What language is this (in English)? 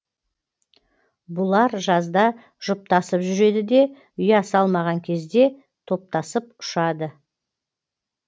Kazakh